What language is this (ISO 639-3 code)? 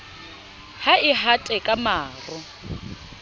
sot